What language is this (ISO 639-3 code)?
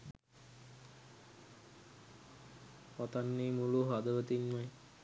sin